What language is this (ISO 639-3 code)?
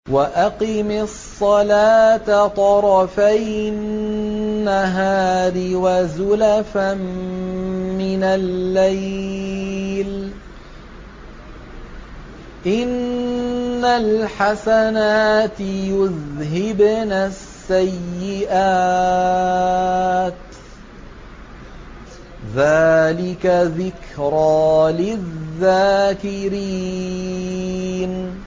ara